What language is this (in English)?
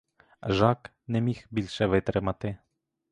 Ukrainian